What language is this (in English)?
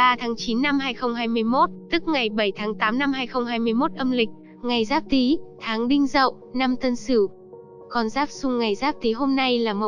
Vietnamese